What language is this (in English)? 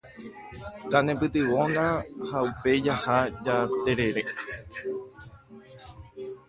Guarani